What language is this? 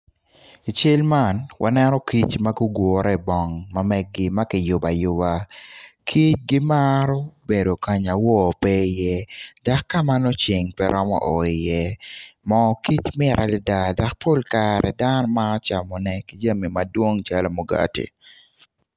Acoli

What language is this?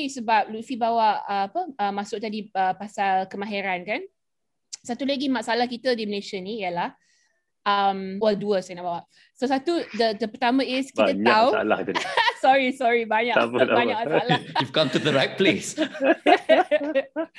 Malay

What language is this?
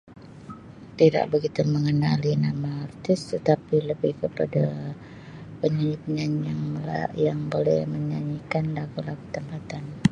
Sabah Malay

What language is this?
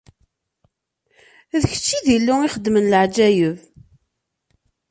Kabyle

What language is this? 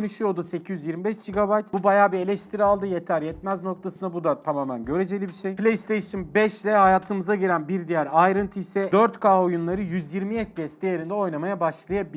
Turkish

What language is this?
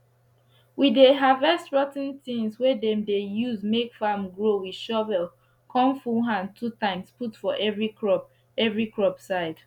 Nigerian Pidgin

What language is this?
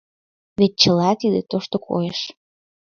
Mari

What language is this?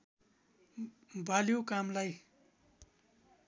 Nepali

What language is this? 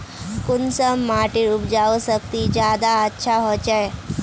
Magahi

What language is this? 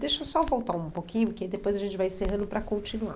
Portuguese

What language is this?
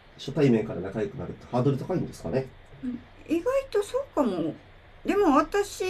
Japanese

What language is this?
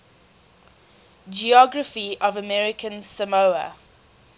English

